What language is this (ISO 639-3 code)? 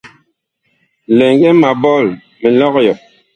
bkh